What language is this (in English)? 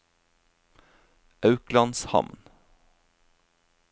Norwegian